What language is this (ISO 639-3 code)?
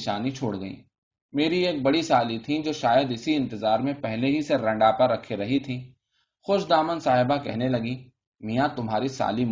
urd